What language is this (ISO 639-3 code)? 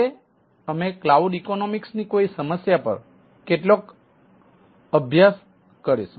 guj